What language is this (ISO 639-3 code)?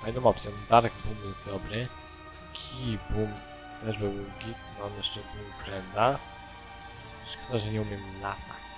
pol